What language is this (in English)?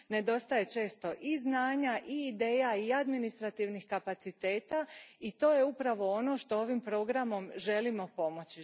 Croatian